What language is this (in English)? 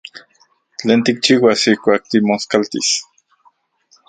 Central Puebla Nahuatl